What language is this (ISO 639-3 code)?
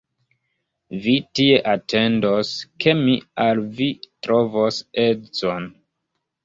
epo